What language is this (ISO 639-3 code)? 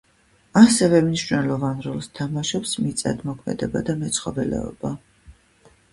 kat